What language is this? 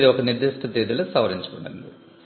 Telugu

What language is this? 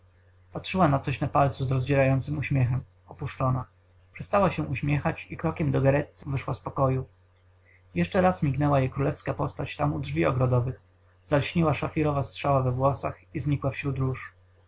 Polish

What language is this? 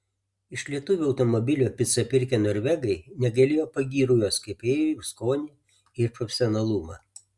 Lithuanian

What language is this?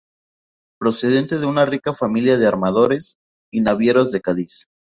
Spanish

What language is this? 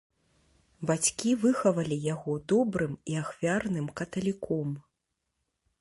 Belarusian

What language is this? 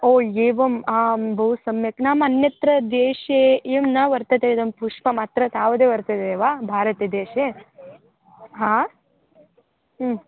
Sanskrit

